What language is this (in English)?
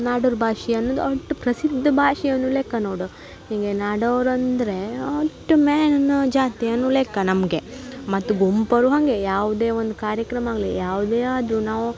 Kannada